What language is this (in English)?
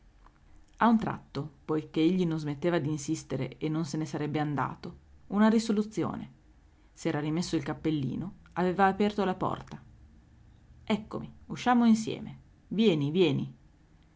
Italian